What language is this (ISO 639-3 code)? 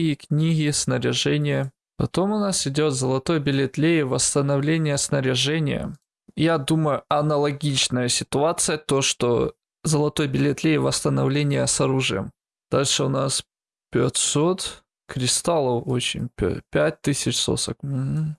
rus